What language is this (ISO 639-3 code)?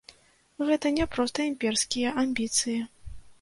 bel